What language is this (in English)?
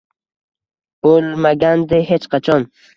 Uzbek